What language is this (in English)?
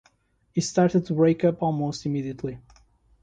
English